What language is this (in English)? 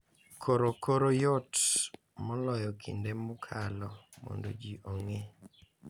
Luo (Kenya and Tanzania)